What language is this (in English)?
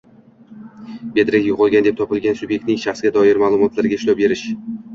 Uzbek